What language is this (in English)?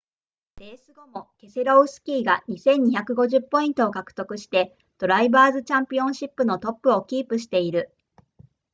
Japanese